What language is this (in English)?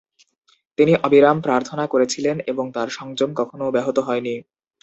Bangla